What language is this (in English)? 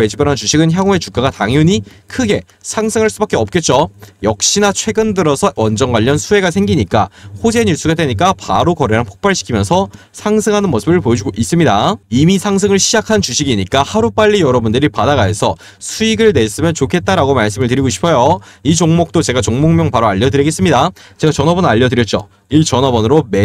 Korean